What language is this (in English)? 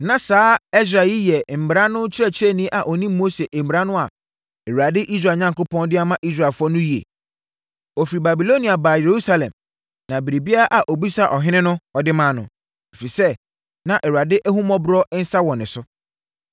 Akan